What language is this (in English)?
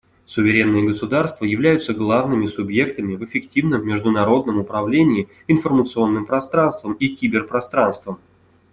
Russian